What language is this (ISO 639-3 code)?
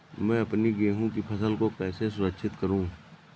hin